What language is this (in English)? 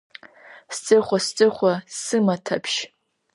Abkhazian